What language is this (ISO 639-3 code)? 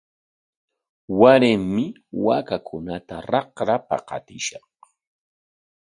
qwa